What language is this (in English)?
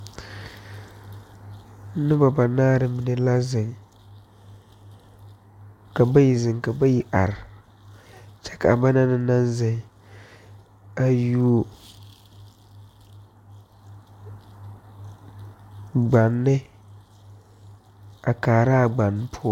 Southern Dagaare